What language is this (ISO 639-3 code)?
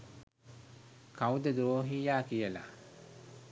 sin